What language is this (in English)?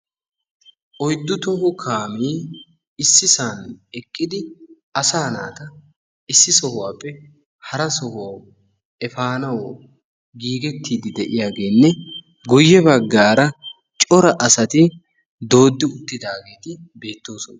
Wolaytta